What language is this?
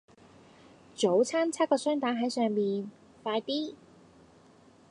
Cantonese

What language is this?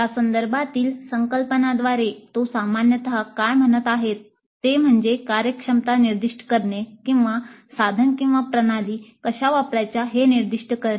Marathi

